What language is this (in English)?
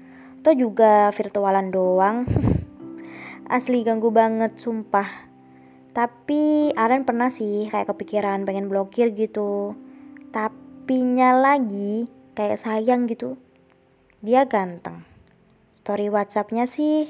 Indonesian